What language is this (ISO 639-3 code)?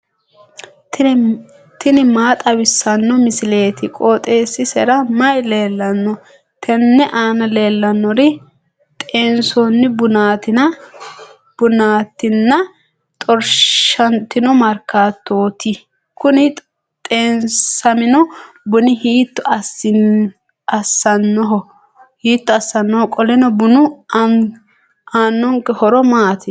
sid